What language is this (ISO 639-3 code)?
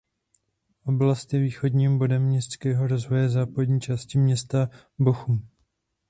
ces